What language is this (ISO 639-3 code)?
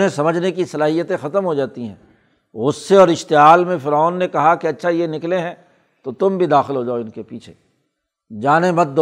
urd